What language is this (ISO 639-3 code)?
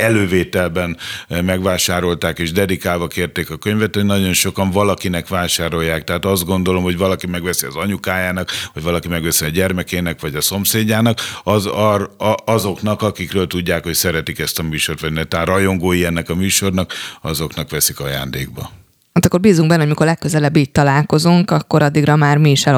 hun